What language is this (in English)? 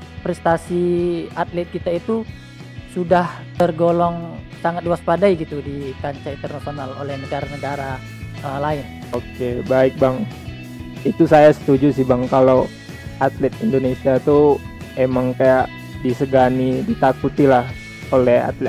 Indonesian